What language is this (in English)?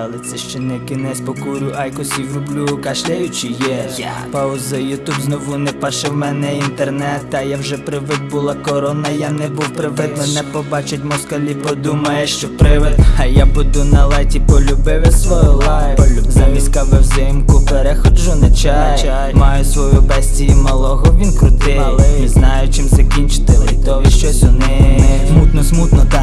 Ukrainian